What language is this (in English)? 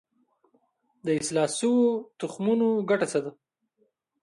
Pashto